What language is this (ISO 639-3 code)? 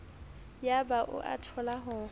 sot